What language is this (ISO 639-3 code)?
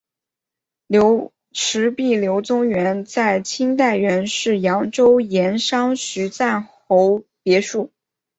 zho